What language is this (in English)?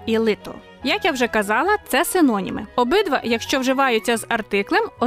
Ukrainian